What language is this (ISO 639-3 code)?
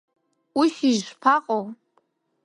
abk